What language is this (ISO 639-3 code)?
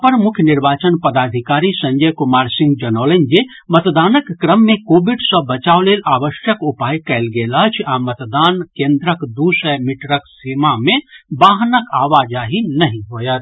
mai